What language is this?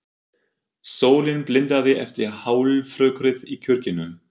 Icelandic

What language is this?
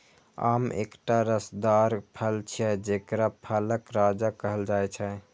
Maithili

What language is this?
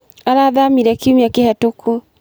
Kikuyu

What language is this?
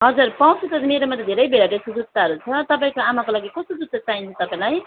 Nepali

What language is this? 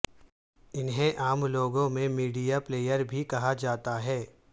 Urdu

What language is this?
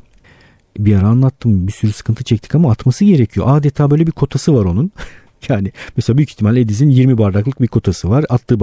Turkish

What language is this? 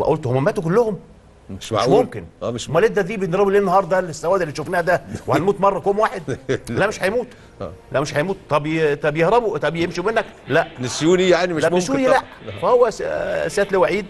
Arabic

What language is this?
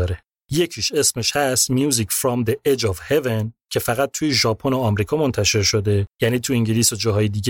Persian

